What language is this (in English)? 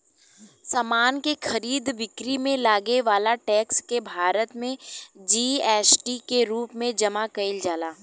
Bhojpuri